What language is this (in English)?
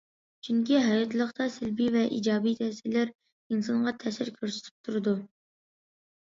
Uyghur